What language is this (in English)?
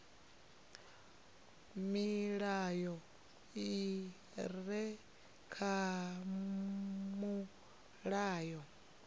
Venda